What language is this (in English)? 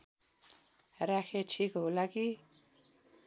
Nepali